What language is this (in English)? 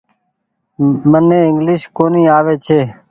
Goaria